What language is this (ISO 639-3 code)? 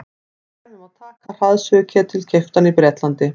isl